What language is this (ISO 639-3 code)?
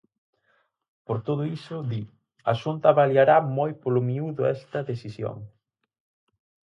glg